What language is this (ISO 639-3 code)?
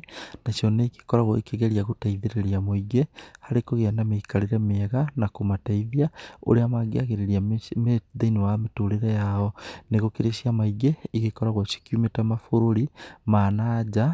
kik